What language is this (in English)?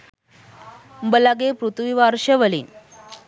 Sinhala